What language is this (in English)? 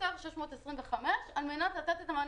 Hebrew